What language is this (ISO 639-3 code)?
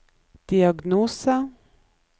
nor